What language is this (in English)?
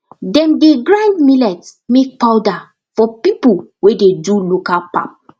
Nigerian Pidgin